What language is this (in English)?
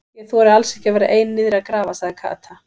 Icelandic